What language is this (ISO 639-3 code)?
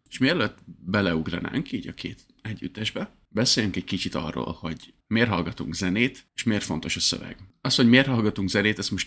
hun